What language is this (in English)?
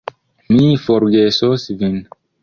Esperanto